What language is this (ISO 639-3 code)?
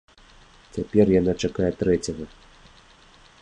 bel